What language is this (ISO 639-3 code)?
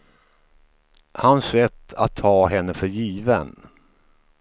swe